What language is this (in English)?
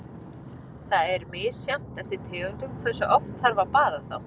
Icelandic